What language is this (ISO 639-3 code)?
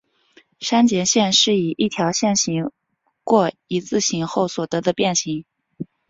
zho